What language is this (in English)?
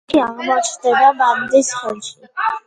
Georgian